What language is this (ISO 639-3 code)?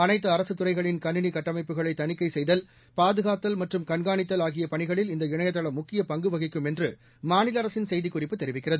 tam